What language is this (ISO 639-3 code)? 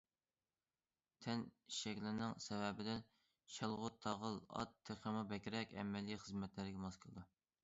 uig